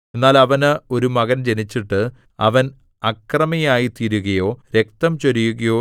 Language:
Malayalam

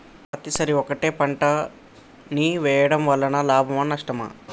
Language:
Telugu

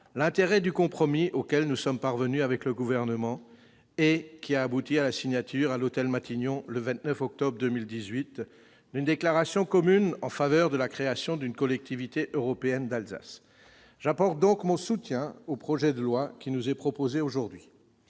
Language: French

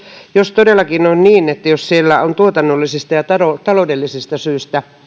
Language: Finnish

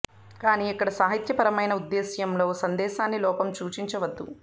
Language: Telugu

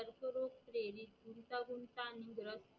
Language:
Marathi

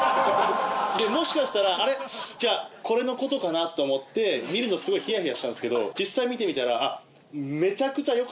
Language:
Japanese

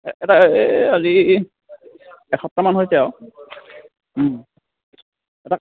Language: Assamese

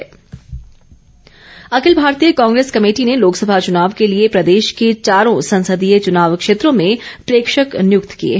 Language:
Hindi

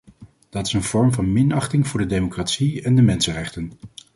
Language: Dutch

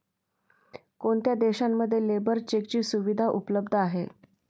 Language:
Marathi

